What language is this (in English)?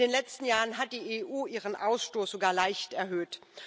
German